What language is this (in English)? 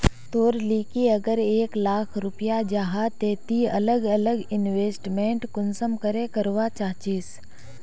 Magahi